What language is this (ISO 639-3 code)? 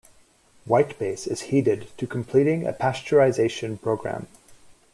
eng